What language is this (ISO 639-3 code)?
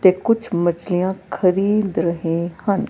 pan